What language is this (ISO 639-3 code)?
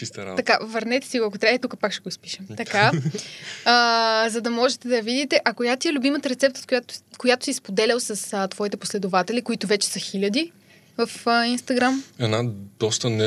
bul